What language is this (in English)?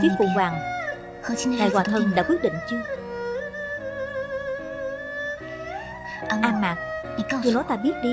Vietnamese